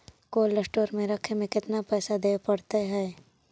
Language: Magahi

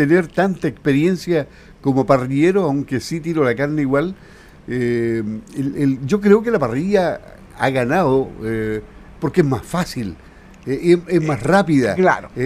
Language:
Spanish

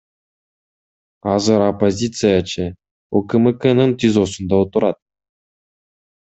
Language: Kyrgyz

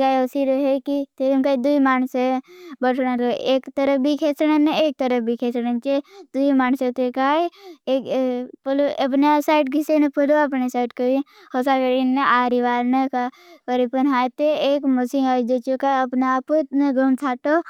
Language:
Bhili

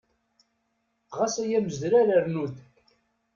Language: Kabyle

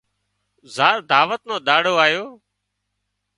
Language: Wadiyara Koli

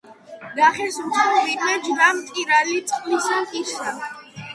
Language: Georgian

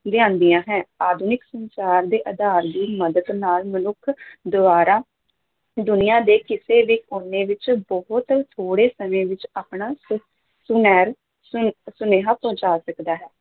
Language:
Punjabi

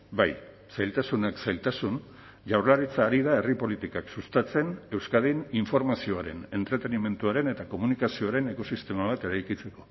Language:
Basque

